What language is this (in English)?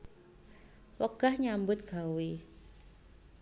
Javanese